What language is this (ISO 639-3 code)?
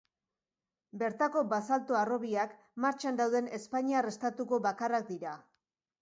eus